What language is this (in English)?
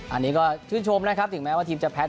Thai